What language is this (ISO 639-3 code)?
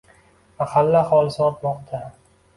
uzb